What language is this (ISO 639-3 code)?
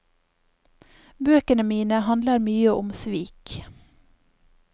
nor